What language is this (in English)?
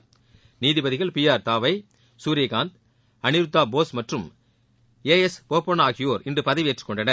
Tamil